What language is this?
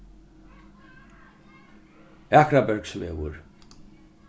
Faroese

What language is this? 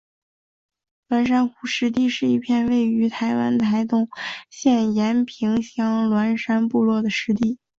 Chinese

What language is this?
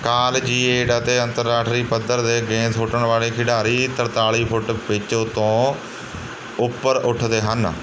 Punjabi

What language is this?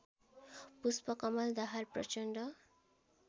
Nepali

